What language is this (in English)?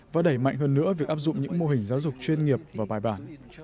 Vietnamese